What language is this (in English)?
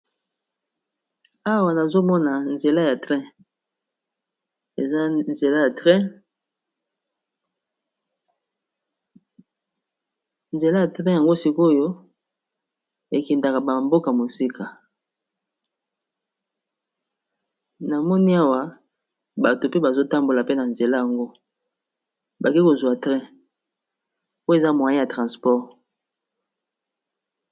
Lingala